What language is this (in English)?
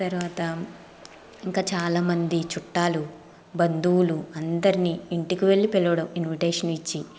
Telugu